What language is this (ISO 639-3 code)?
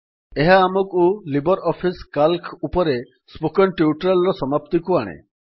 ori